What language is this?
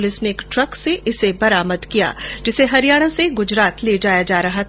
Hindi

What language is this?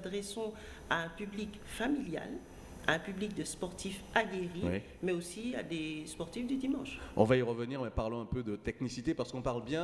French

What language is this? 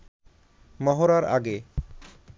Bangla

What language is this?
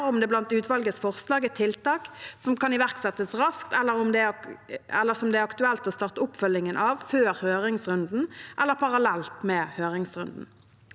Norwegian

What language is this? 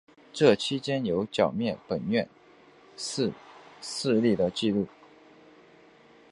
Chinese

